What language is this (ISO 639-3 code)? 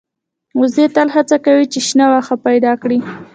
pus